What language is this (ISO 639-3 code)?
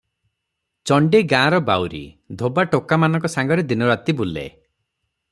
ori